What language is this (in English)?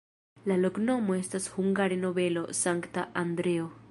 Esperanto